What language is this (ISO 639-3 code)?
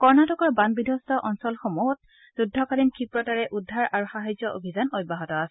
asm